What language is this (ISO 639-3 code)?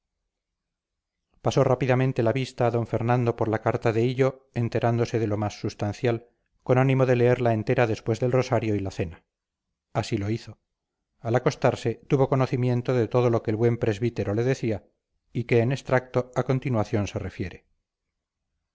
spa